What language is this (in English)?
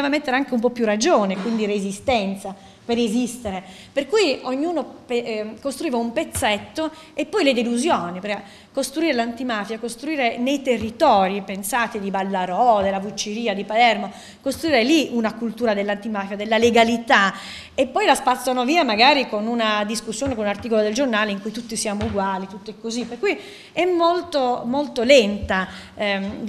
Italian